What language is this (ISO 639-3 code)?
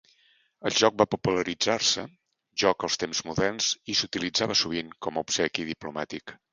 cat